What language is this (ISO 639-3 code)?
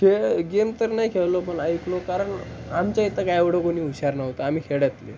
mar